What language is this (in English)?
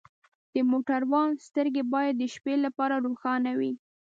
Pashto